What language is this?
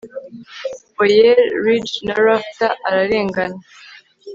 Kinyarwanda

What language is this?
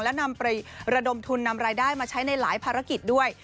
Thai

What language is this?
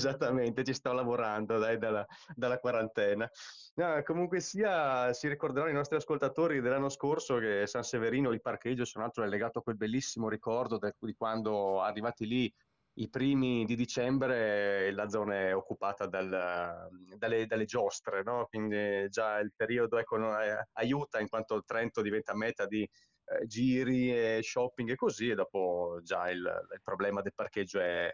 Italian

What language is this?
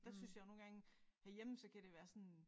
Danish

